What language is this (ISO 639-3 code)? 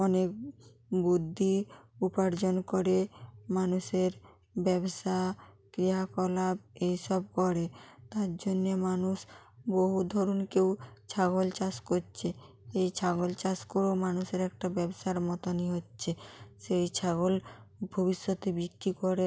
ben